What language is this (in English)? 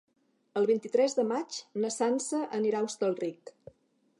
Catalan